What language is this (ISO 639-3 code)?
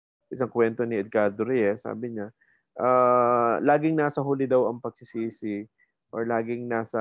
fil